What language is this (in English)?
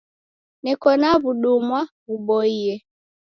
Taita